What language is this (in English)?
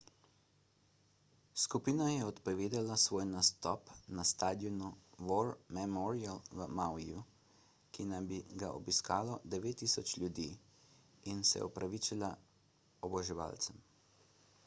Slovenian